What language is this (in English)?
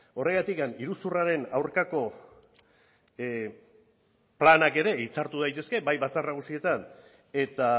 Basque